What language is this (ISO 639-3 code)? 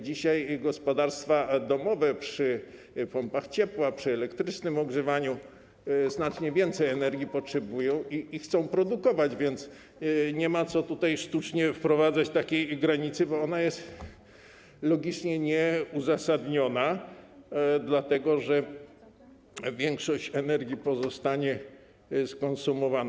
pol